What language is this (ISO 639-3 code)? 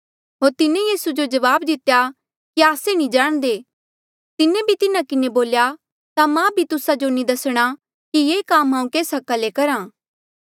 mjl